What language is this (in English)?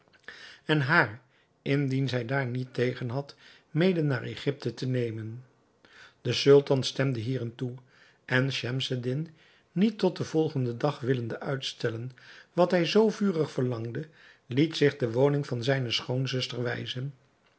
Dutch